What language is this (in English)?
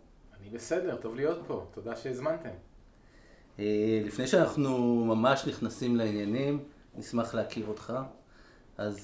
Hebrew